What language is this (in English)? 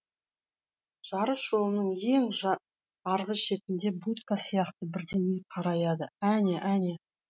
Kazakh